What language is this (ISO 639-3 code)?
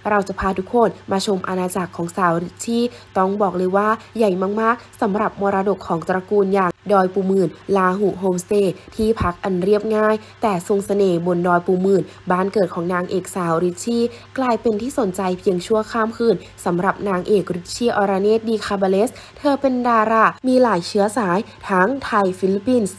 tha